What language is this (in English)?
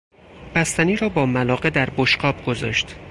Persian